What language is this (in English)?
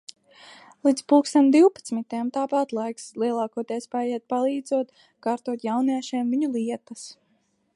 Latvian